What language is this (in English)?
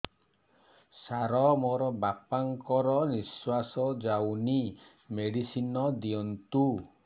Odia